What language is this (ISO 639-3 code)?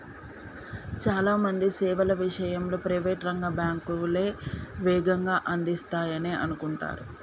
tel